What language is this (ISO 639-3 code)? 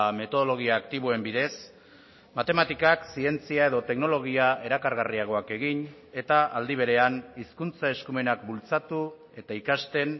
eus